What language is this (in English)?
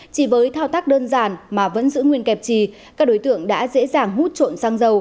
Vietnamese